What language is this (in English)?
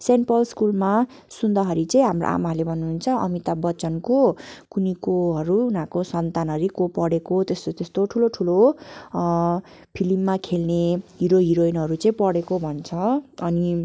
Nepali